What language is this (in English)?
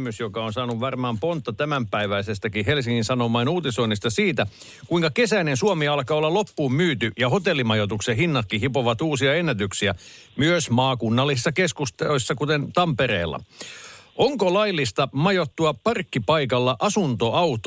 Finnish